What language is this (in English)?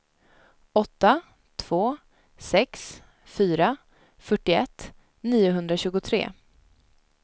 Swedish